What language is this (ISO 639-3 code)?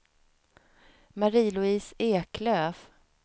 swe